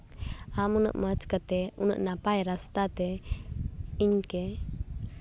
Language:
Santali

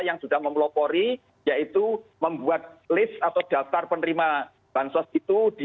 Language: Indonesian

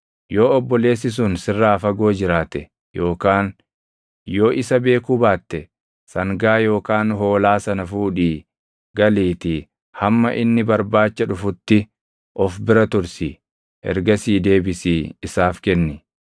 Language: Oromo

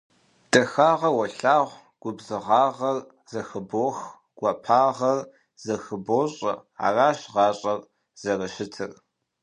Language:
Kabardian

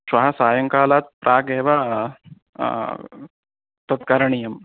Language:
Sanskrit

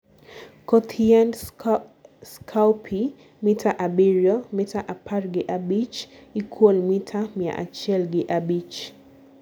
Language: Luo (Kenya and Tanzania)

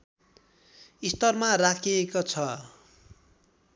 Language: Nepali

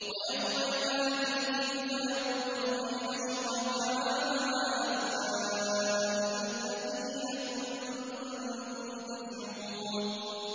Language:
Arabic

